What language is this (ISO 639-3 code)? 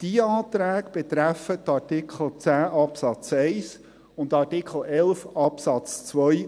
gsw